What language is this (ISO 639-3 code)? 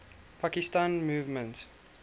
eng